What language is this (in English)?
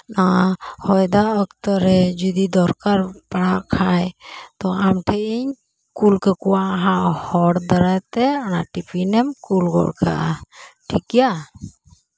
Santali